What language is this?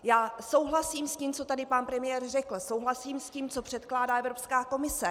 Czech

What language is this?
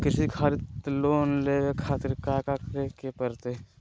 Magahi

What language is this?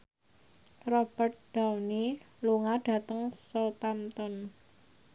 Javanese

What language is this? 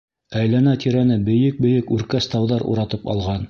Bashkir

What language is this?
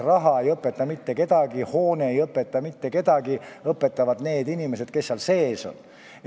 Estonian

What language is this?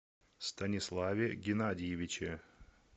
Russian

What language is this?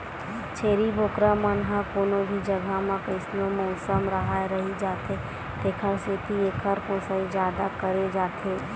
Chhattisgarhi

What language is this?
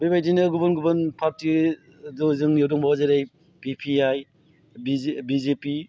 Bodo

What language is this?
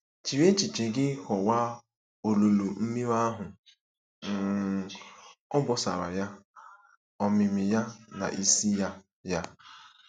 Igbo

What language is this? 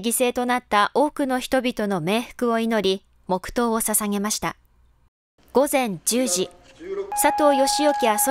Japanese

